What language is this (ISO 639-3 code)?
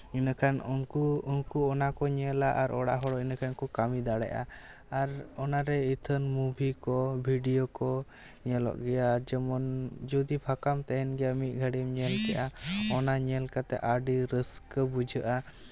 sat